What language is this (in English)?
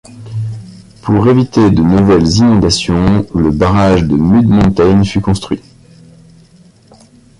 French